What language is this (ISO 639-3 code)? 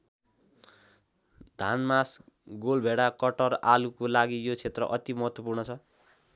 nep